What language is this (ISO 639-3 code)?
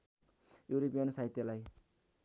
nep